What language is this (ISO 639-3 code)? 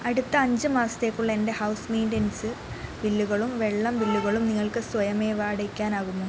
mal